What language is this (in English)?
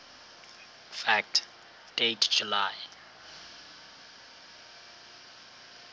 Xhosa